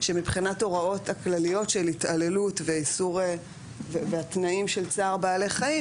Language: Hebrew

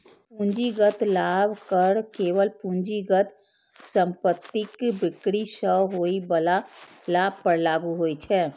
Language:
Maithili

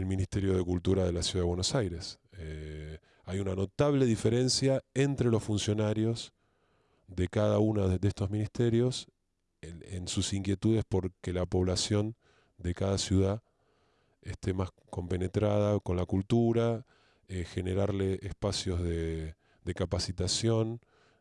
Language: Spanish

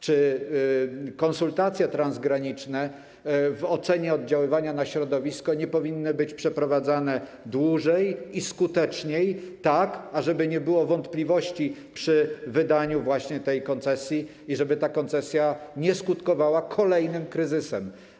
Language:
Polish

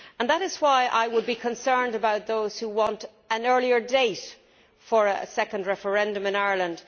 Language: English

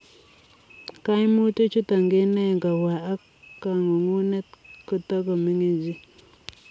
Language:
Kalenjin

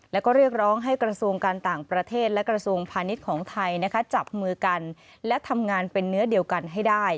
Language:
Thai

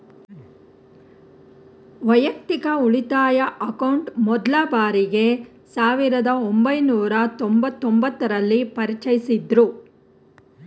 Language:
Kannada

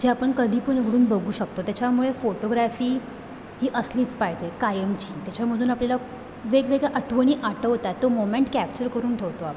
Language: Marathi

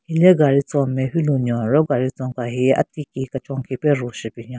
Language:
Southern Rengma Naga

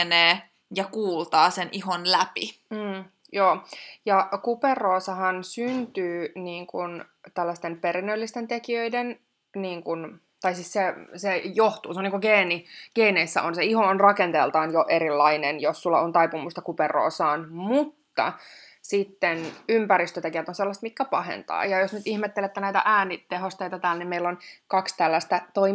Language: Finnish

